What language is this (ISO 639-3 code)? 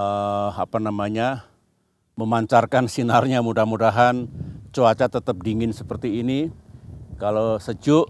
ind